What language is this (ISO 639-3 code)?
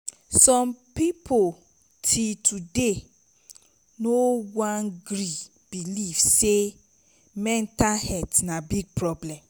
pcm